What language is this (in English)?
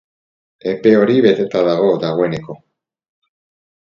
Basque